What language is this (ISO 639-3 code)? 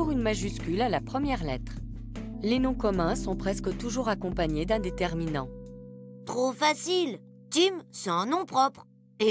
fra